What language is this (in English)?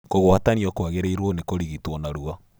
Kikuyu